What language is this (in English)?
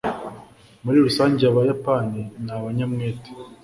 Kinyarwanda